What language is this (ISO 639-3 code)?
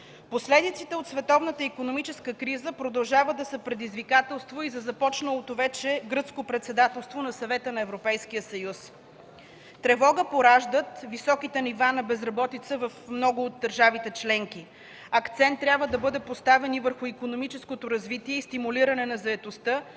bul